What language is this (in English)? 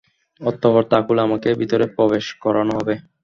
Bangla